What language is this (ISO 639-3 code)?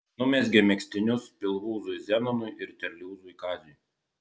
lit